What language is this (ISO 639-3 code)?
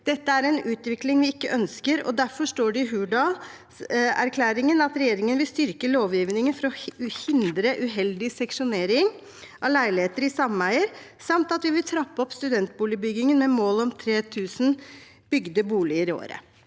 nor